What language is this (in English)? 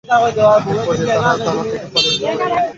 Bangla